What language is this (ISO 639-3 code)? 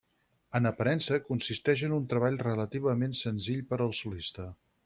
cat